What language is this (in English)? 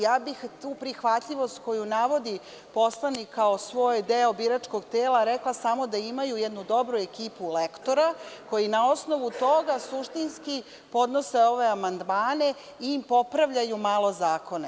Serbian